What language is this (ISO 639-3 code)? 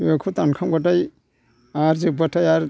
brx